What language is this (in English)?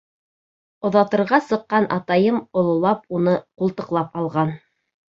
Bashkir